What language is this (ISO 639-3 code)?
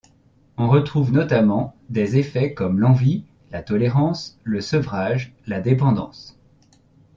fra